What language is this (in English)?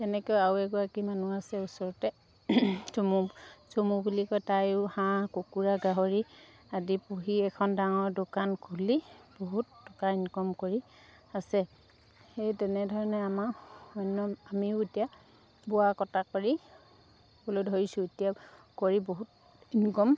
Assamese